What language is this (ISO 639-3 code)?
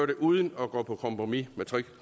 dan